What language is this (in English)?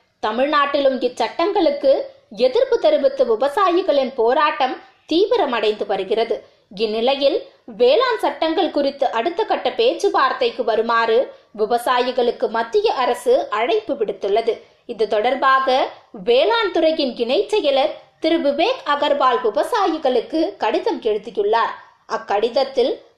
Tamil